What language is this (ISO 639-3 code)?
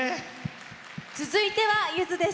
jpn